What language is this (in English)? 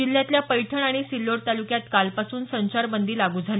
Marathi